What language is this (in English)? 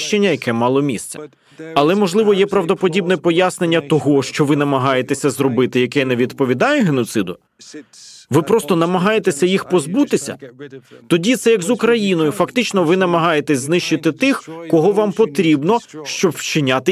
Ukrainian